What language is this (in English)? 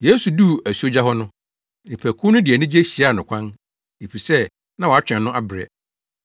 Akan